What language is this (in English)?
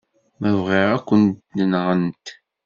Kabyle